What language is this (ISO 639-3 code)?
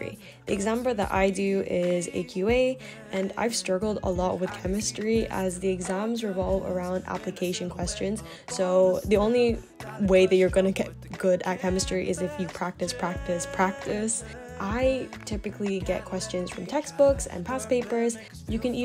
eng